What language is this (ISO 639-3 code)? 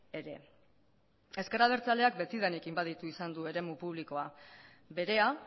eus